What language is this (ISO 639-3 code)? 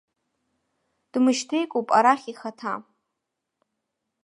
abk